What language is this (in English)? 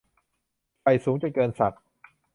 Thai